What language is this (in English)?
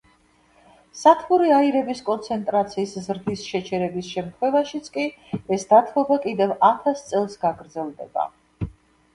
Georgian